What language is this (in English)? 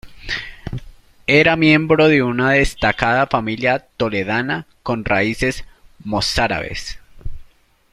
Spanish